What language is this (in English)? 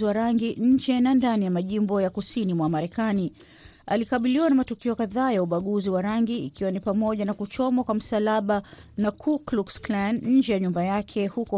Swahili